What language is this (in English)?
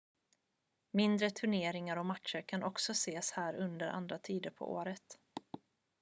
Swedish